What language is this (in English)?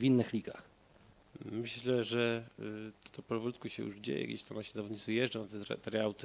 Polish